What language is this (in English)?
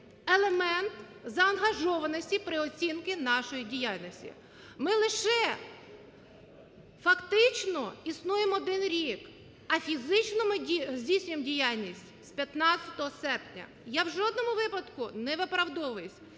Ukrainian